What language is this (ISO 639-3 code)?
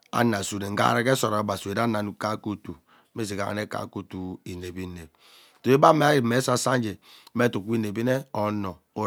byc